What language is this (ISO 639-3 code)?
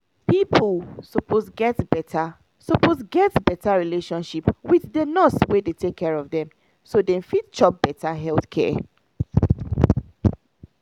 pcm